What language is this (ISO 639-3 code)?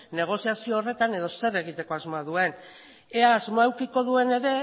eus